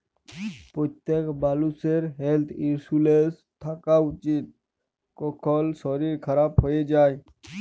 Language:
Bangla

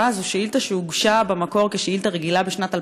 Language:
Hebrew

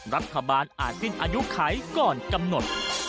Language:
Thai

